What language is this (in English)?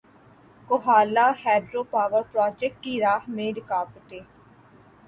Urdu